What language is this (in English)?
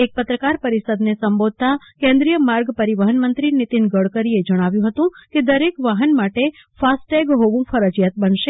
Gujarati